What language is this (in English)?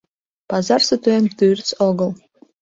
Mari